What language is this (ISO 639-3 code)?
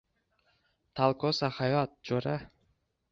uzb